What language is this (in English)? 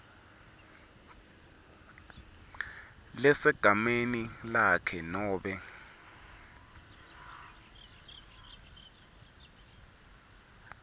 Swati